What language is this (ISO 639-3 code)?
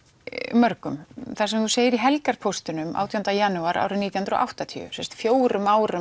isl